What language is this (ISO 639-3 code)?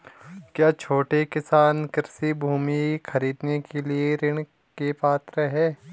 hin